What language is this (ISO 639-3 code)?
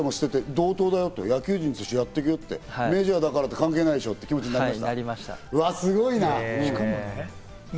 jpn